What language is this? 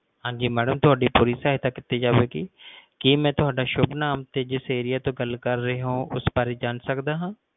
Punjabi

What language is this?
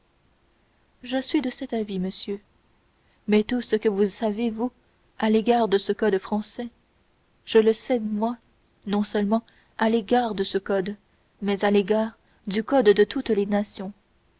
French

